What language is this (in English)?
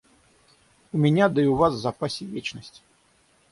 Russian